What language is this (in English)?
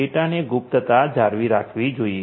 Gujarati